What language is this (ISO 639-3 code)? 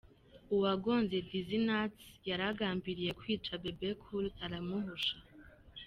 kin